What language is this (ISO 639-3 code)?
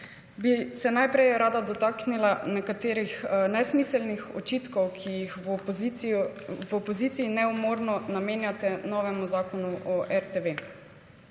slv